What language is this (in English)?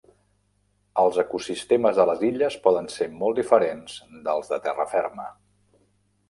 Catalan